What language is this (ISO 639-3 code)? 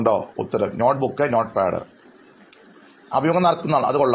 mal